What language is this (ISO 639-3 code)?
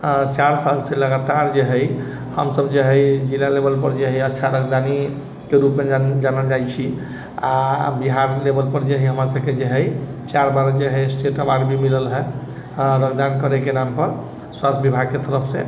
mai